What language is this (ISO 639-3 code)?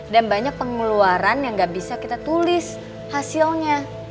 ind